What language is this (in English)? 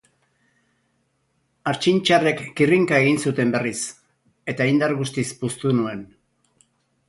Basque